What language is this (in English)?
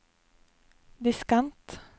Norwegian